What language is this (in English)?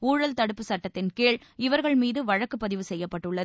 Tamil